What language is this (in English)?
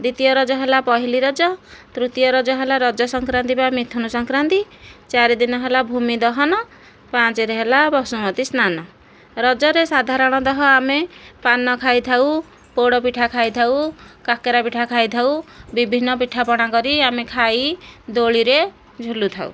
Odia